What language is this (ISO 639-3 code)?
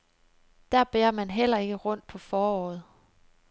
dan